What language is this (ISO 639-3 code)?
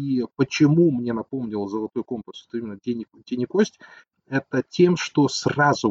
rus